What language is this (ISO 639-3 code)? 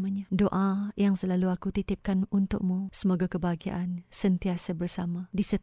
msa